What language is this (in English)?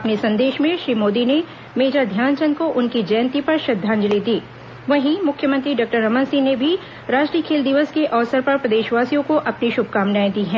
Hindi